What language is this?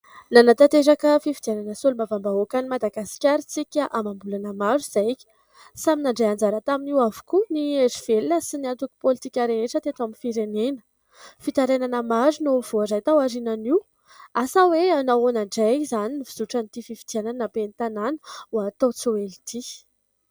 Malagasy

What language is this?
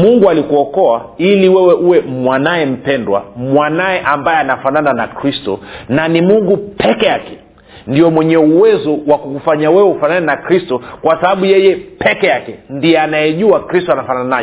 Swahili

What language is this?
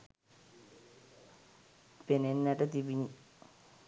Sinhala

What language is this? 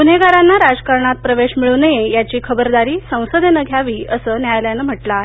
Marathi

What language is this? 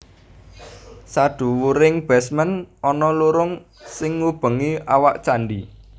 Javanese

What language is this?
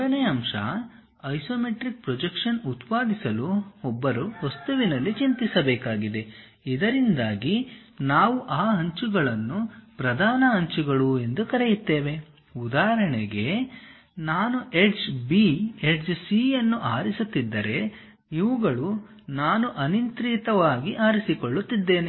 Kannada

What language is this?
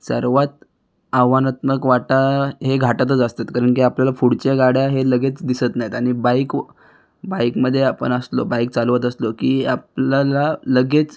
Marathi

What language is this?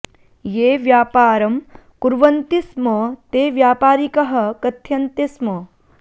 Sanskrit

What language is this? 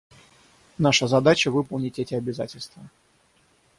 Russian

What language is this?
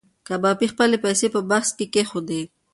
Pashto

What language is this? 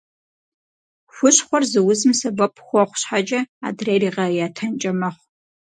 Kabardian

